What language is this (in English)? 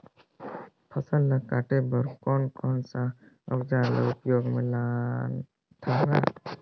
Chhattisgarhi